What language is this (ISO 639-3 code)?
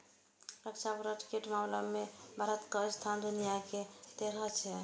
mai